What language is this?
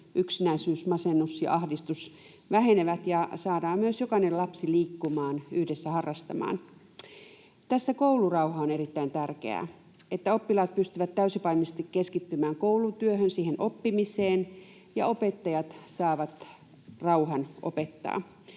Finnish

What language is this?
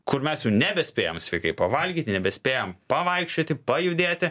Lithuanian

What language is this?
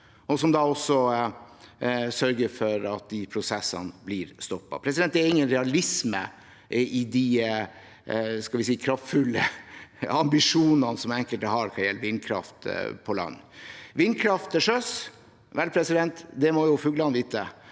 Norwegian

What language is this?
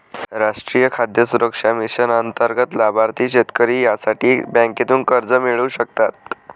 Marathi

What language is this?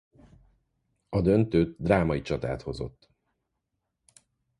Hungarian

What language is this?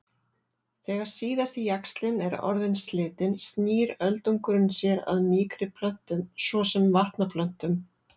Icelandic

